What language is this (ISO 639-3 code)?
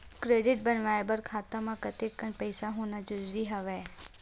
hne